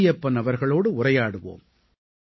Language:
Tamil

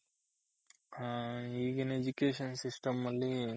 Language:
Kannada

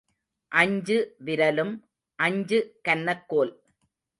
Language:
Tamil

